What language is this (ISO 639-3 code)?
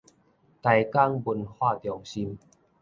nan